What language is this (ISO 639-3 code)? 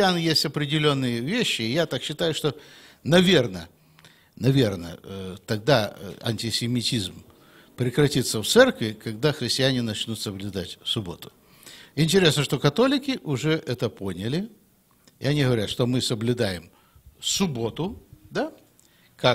rus